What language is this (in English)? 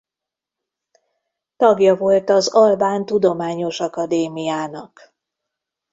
Hungarian